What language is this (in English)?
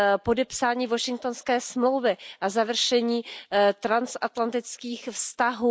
Czech